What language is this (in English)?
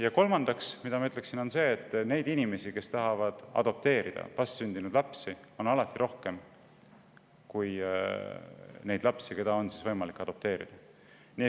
Estonian